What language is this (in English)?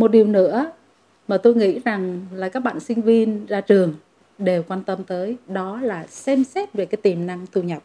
Vietnamese